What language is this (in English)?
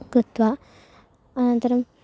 Sanskrit